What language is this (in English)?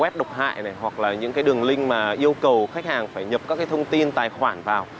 Vietnamese